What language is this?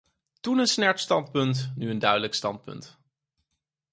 Dutch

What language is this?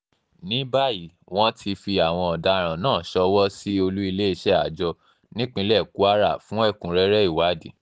Yoruba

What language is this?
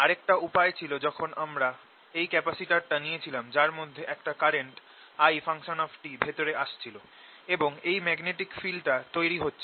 Bangla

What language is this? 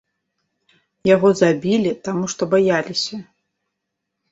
Belarusian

